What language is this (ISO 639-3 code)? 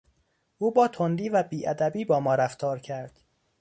fas